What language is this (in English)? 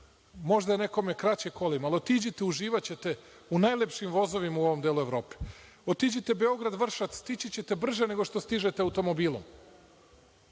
Serbian